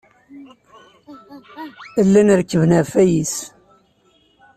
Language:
Kabyle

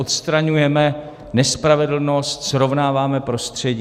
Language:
Czech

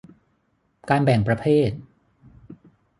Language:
Thai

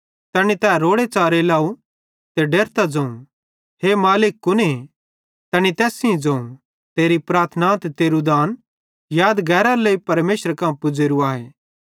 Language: Bhadrawahi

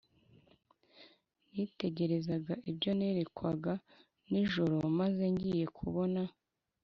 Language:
Kinyarwanda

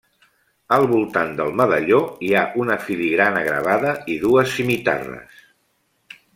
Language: Catalan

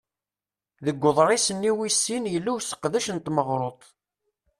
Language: Kabyle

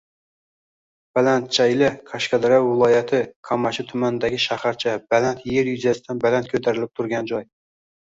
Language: Uzbek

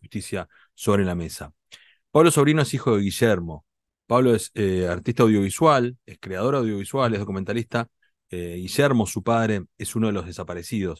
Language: Spanish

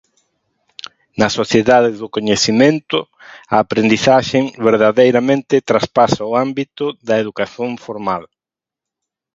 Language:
Galician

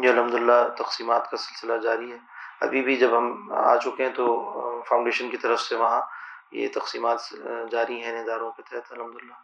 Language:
Urdu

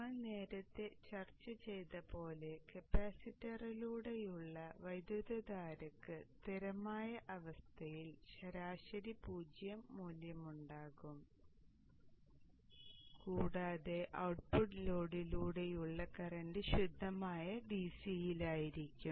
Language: Malayalam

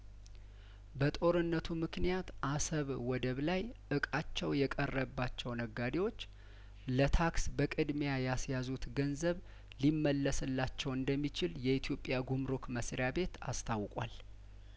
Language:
Amharic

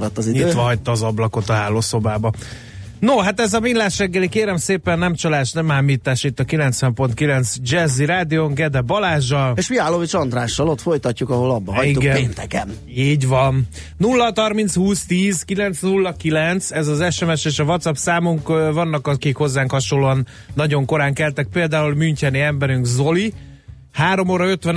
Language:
Hungarian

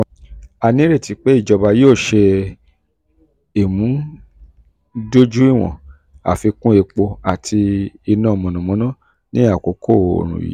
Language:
Yoruba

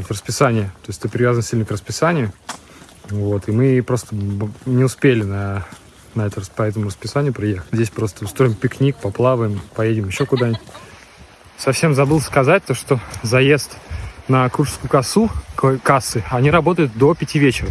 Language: Russian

